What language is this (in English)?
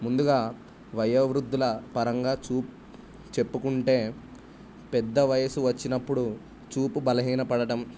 Telugu